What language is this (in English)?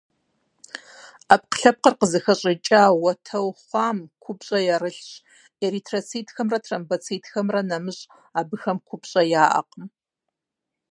Kabardian